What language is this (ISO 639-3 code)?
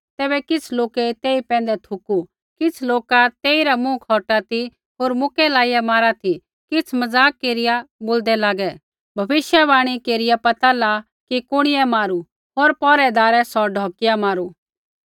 kfx